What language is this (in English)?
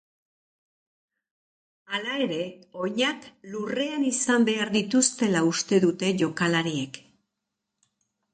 Basque